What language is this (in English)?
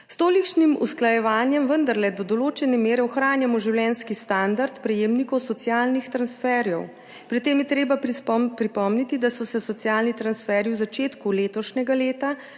Slovenian